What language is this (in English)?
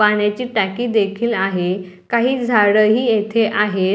Marathi